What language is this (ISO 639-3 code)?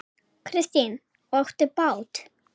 isl